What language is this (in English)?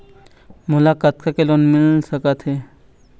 Chhattisgarhi